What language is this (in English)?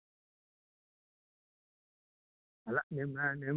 Kannada